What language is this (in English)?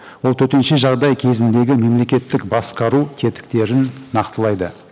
Kazakh